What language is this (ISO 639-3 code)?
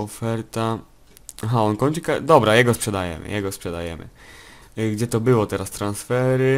pol